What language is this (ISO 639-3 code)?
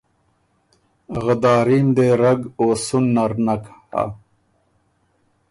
oru